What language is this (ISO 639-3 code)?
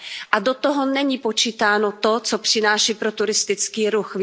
ces